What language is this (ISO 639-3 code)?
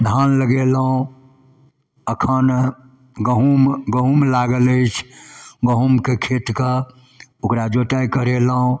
mai